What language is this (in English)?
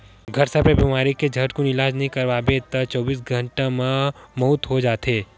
Chhattisgarhi